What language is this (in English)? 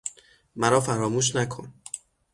Persian